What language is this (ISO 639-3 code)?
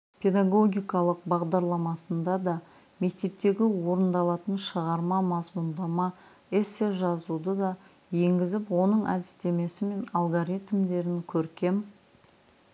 kaz